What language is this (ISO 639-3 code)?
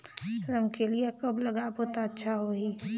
hne